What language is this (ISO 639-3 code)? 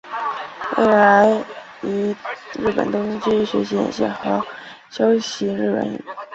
zho